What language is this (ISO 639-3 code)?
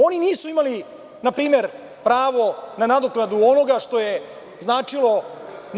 srp